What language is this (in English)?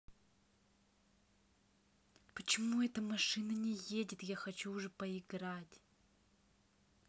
Russian